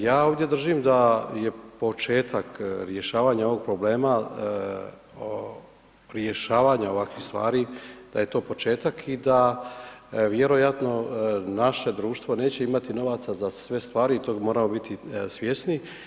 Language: Croatian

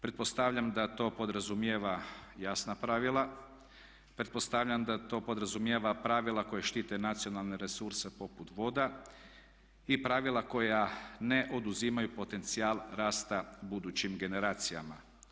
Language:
Croatian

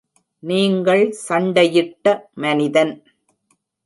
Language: Tamil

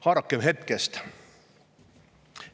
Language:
Estonian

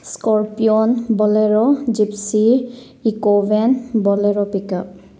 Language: Manipuri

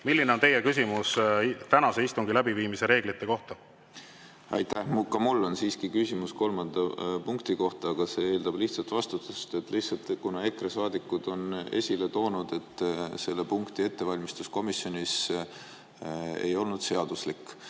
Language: Estonian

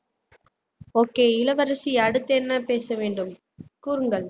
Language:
Tamil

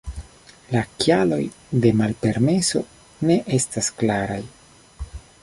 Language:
Esperanto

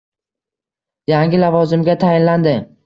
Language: Uzbek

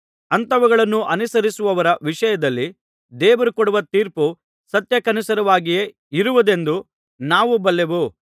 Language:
Kannada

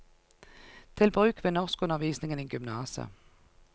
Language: Norwegian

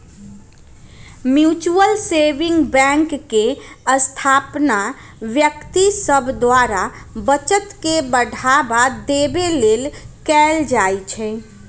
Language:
Magahi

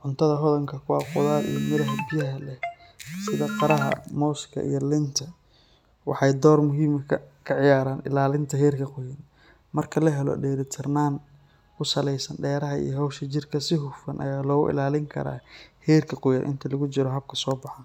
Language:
Somali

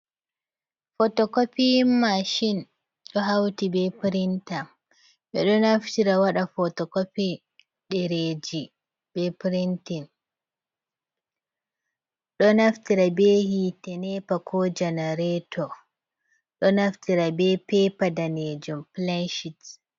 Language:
Fula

